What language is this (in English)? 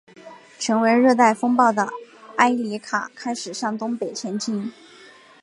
Chinese